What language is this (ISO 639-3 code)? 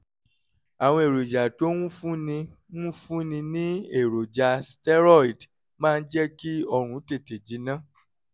yor